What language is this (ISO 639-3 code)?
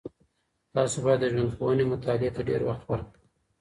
pus